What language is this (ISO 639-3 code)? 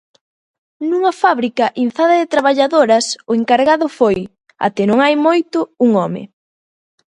glg